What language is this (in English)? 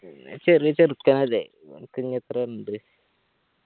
Malayalam